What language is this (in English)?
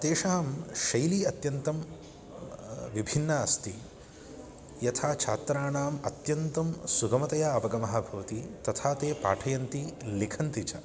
Sanskrit